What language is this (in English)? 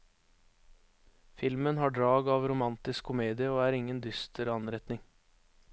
Norwegian